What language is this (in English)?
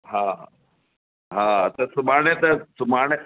Sindhi